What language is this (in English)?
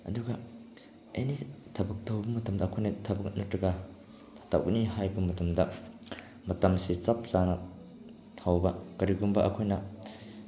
Manipuri